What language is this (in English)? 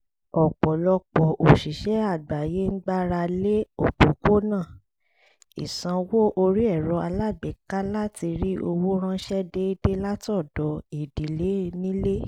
Yoruba